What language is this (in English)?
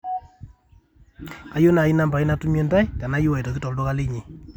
Masai